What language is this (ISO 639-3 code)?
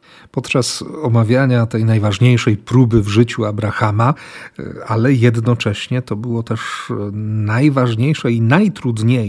pol